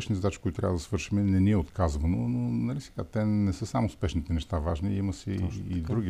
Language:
Bulgarian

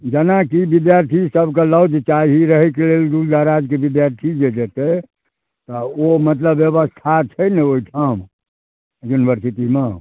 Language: Maithili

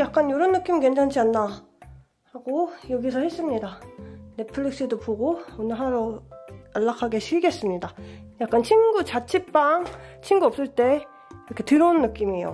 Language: Korean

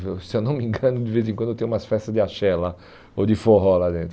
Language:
Portuguese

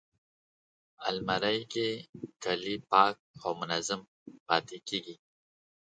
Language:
Pashto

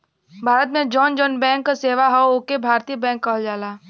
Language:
Bhojpuri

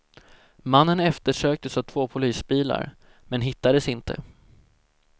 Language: Swedish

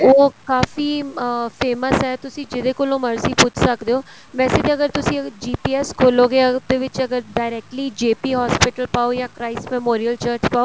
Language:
Punjabi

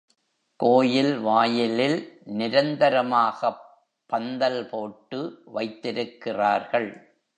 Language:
Tamil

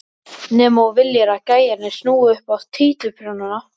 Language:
Icelandic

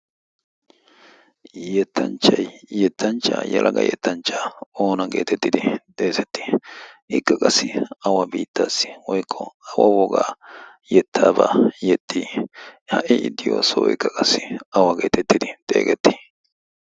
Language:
Wolaytta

